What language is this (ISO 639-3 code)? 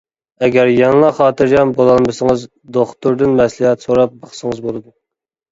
uig